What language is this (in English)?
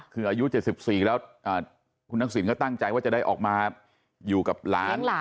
Thai